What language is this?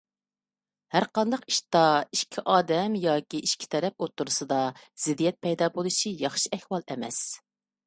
Uyghur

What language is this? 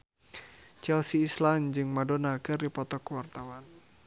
Sundanese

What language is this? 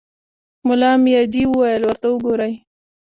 Pashto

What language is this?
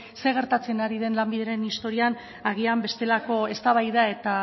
Basque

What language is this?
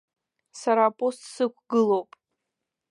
Abkhazian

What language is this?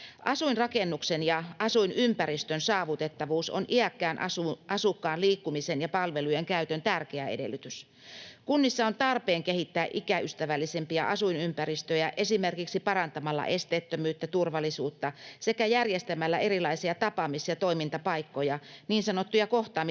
Finnish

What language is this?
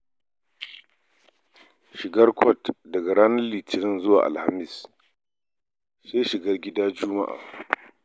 Hausa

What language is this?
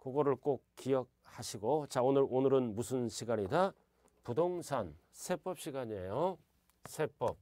Korean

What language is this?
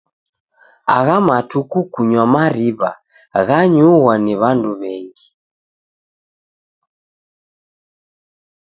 Taita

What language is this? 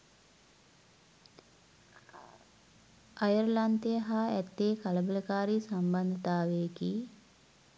Sinhala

